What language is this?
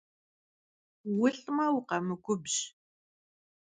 Kabardian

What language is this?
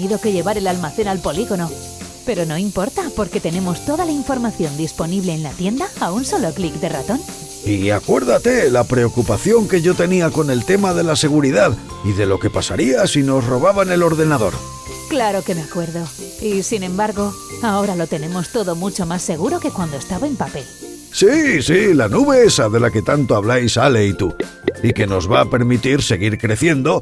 Spanish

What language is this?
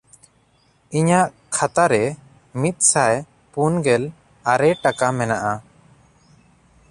Santali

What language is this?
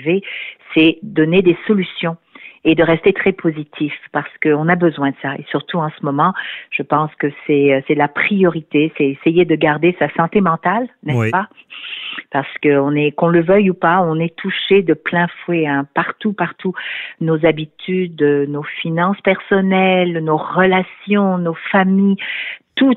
French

